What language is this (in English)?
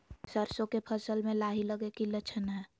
Magahi